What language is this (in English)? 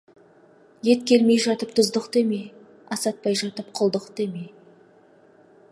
Kazakh